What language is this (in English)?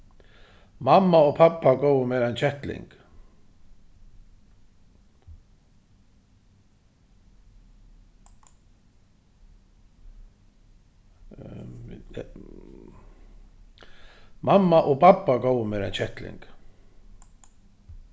Faroese